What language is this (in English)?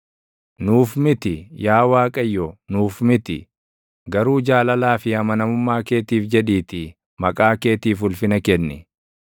Oromo